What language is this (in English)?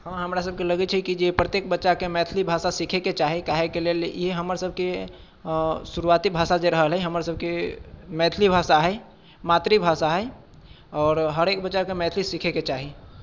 Maithili